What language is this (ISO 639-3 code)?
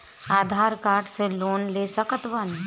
bho